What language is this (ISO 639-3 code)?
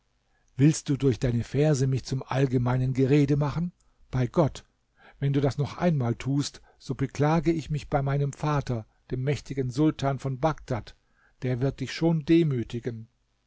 deu